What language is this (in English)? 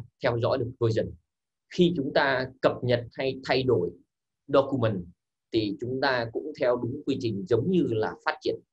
Vietnamese